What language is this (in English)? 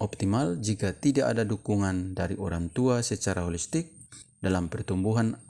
Indonesian